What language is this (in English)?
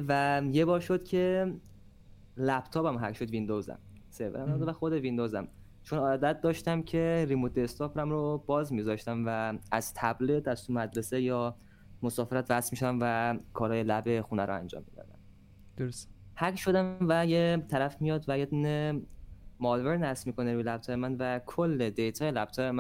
Persian